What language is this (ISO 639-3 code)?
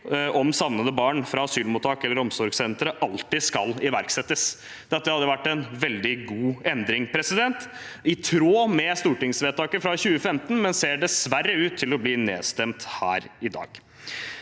nor